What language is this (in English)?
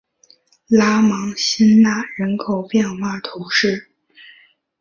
Chinese